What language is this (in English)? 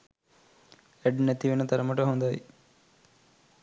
Sinhala